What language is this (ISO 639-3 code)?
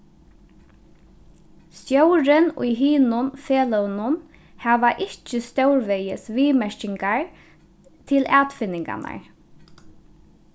fao